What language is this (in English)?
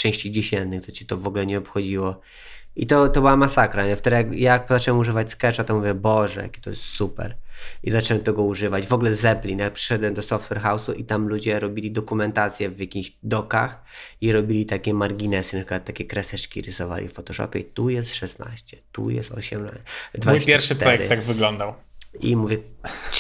Polish